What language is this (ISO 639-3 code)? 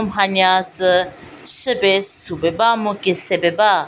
njm